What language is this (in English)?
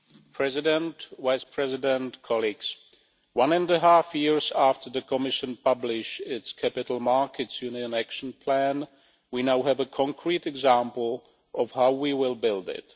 English